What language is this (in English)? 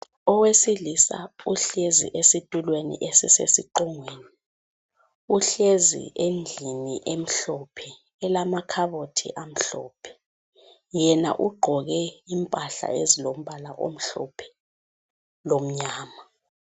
North Ndebele